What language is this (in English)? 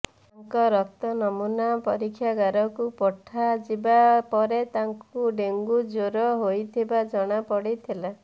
Odia